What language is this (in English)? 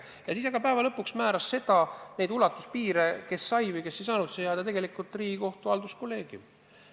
Estonian